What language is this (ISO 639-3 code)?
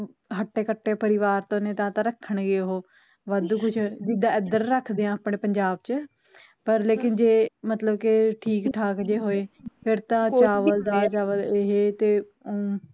pan